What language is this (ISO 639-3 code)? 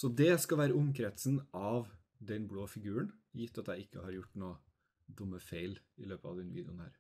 nor